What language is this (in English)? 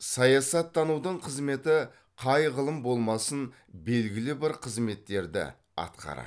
Kazakh